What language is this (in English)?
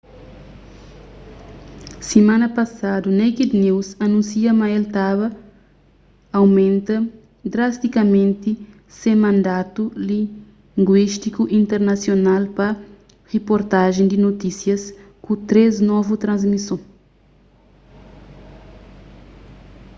Kabuverdianu